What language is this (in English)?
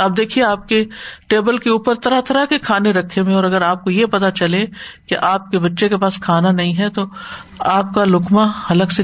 Urdu